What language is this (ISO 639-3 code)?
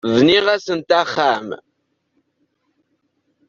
kab